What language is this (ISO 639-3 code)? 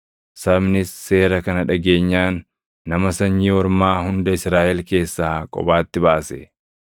orm